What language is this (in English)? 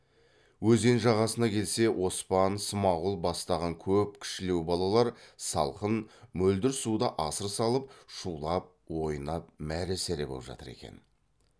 Kazakh